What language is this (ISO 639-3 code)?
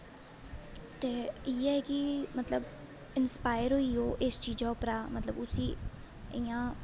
doi